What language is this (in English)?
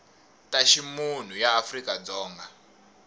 Tsonga